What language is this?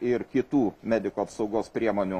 Lithuanian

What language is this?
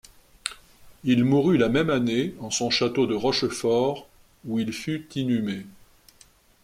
French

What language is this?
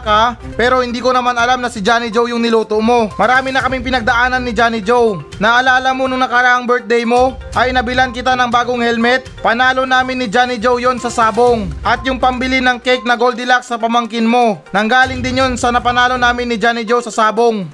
Filipino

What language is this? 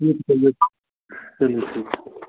Hindi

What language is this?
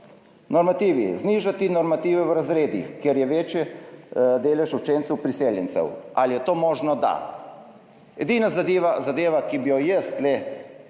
Slovenian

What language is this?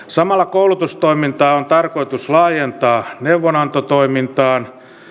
Finnish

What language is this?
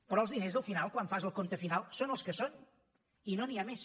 Catalan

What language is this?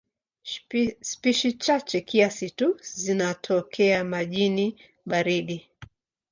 Swahili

